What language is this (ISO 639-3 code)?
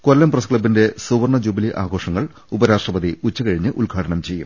mal